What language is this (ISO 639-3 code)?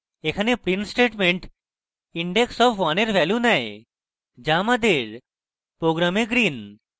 ben